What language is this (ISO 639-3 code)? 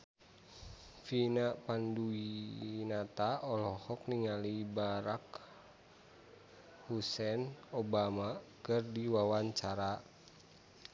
sun